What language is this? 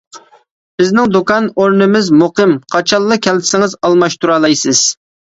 Uyghur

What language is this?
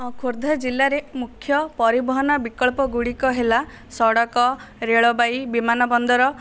Odia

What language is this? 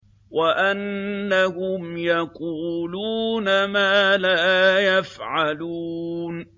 Arabic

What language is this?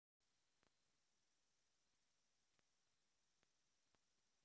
Russian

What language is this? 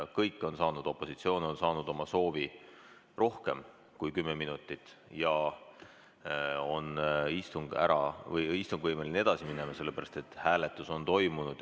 Estonian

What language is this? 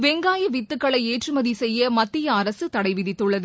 Tamil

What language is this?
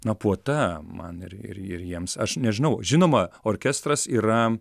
Lithuanian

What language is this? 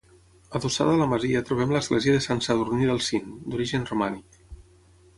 Catalan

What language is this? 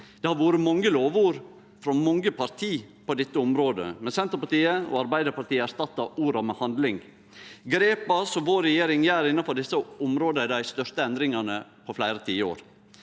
Norwegian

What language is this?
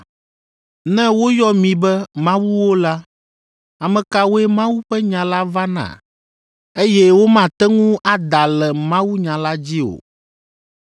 Ewe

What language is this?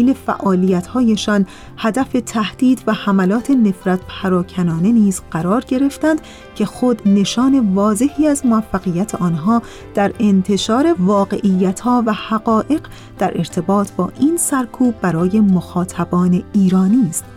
Persian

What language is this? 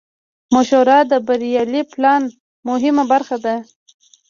Pashto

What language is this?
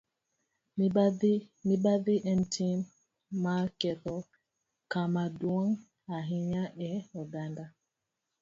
Luo (Kenya and Tanzania)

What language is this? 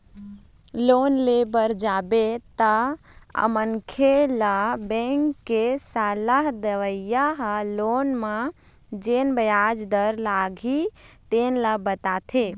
Chhattisgarhi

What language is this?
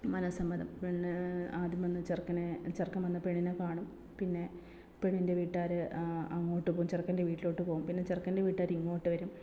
Malayalam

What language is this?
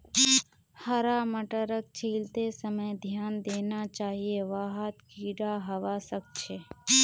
Magahi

